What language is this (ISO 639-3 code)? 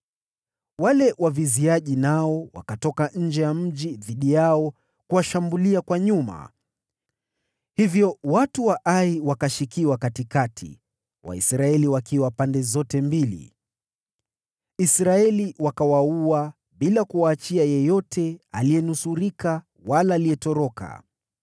swa